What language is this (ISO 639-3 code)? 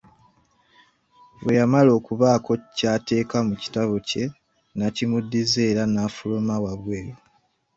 lug